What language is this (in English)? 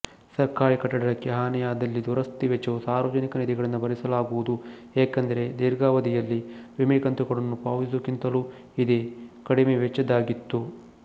Kannada